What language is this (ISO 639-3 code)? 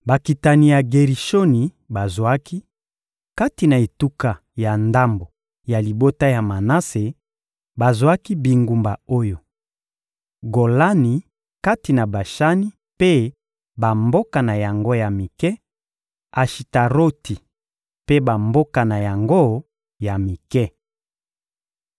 lin